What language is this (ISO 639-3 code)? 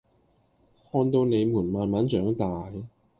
yue